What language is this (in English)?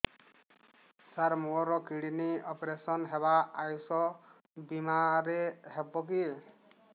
Odia